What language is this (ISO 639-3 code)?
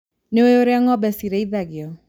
kik